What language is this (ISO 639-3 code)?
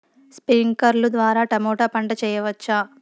tel